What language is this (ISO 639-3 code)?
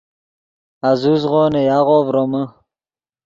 ydg